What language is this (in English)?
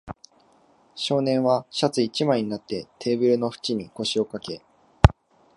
Japanese